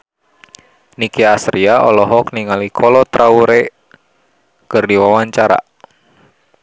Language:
Sundanese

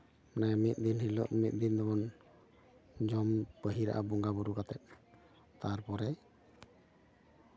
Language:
Santali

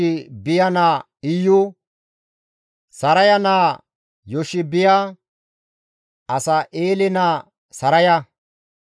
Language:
Gamo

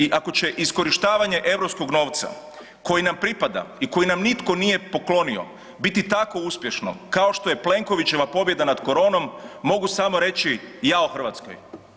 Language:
Croatian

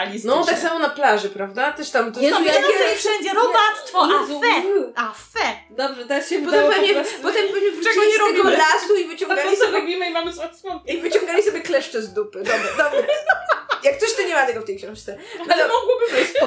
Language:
Polish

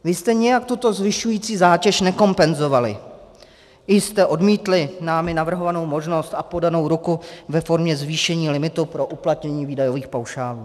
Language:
Czech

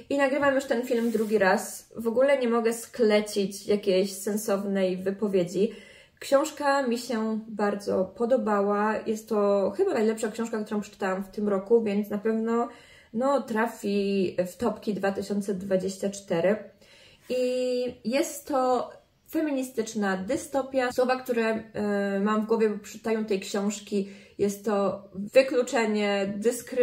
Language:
Polish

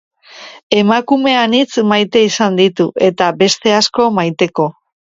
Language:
Basque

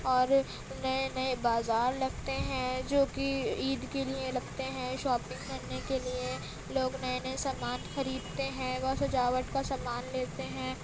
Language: Urdu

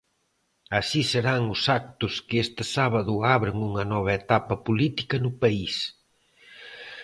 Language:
Galician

